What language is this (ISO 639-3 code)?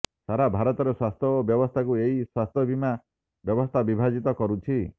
ori